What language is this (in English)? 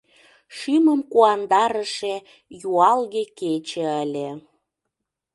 Mari